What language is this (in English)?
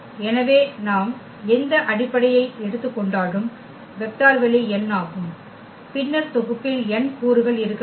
Tamil